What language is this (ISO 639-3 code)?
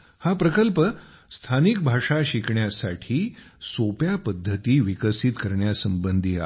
mar